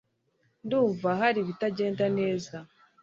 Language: Kinyarwanda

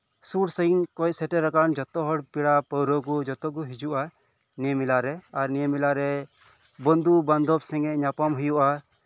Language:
Santali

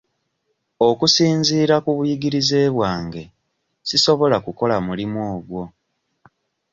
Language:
Ganda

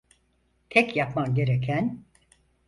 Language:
Turkish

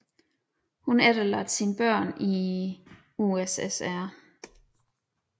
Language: Danish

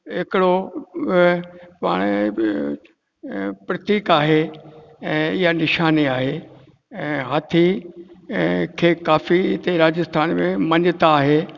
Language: Sindhi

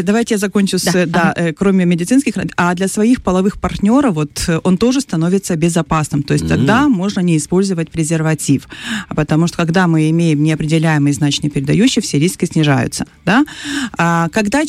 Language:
Russian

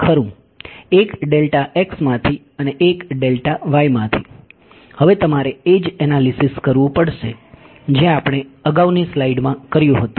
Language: Gujarati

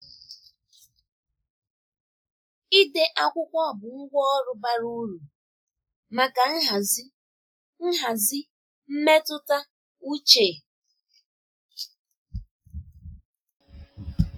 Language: Igbo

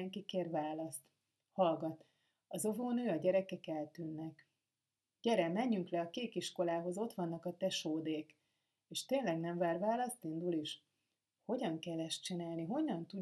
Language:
Hungarian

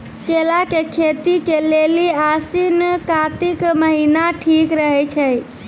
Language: Maithili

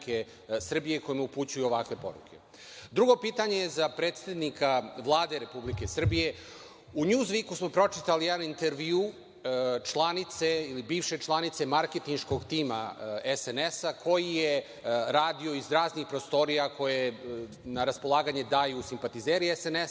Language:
Serbian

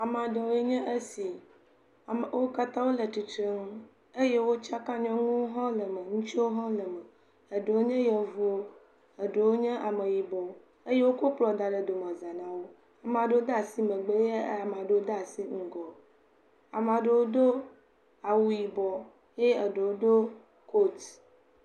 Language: Ewe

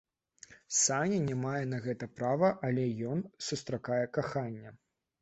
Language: Belarusian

